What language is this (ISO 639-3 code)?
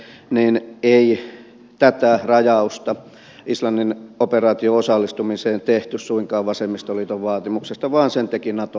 fin